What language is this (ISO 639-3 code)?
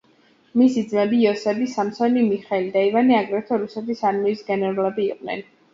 kat